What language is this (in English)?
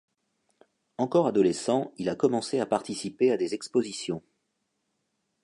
French